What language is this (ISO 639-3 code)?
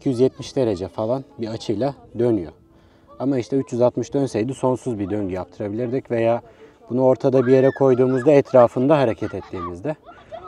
tur